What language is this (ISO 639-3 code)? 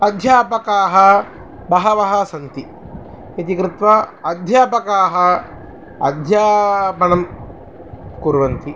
san